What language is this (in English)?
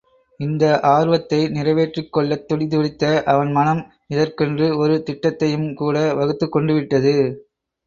Tamil